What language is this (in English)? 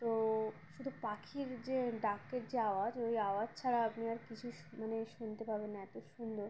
Bangla